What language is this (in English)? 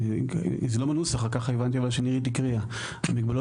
Hebrew